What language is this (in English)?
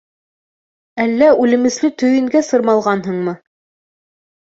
Bashkir